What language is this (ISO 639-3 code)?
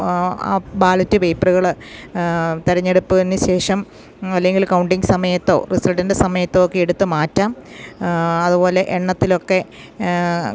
mal